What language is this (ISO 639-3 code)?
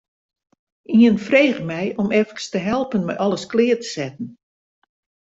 fry